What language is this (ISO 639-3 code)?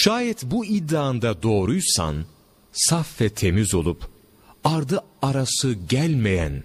tur